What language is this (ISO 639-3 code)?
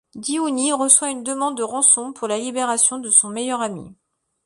fra